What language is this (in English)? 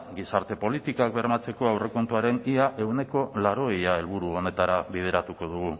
Basque